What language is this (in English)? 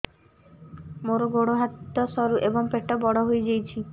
Odia